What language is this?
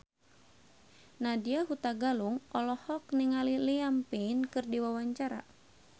Sundanese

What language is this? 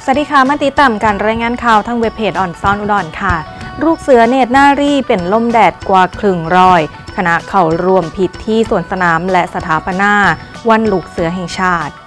Thai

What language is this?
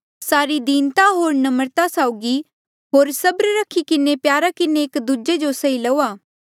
Mandeali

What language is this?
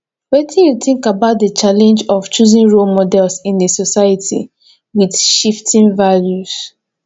Nigerian Pidgin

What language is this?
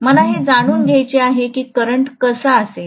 Marathi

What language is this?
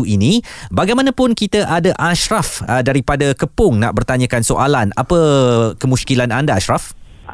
Malay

